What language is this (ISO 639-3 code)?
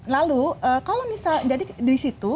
ind